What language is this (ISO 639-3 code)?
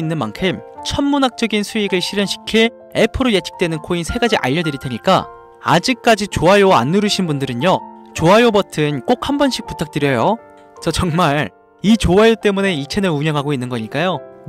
kor